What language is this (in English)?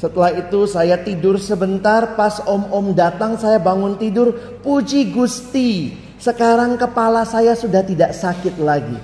Indonesian